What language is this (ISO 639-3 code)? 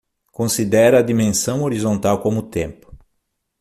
por